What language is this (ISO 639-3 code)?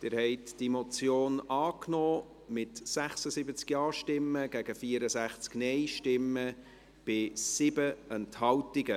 gsw